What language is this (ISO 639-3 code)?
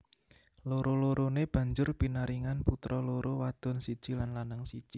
jav